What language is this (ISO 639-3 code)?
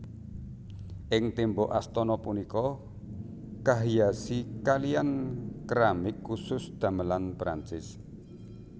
jav